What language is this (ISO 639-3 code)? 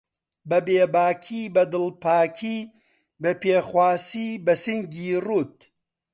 ckb